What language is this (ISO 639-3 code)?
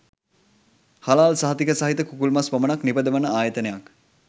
sin